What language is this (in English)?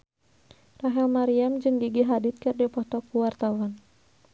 Sundanese